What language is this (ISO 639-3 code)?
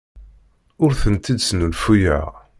kab